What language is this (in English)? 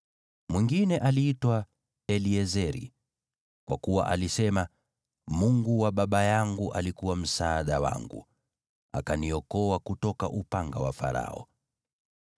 Swahili